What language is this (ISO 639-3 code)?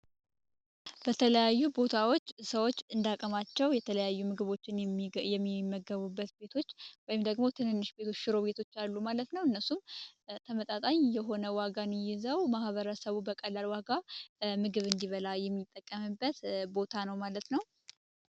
amh